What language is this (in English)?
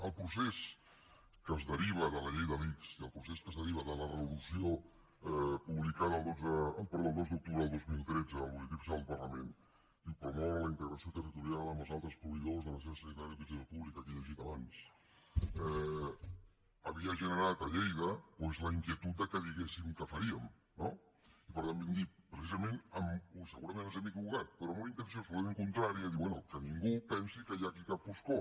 Catalan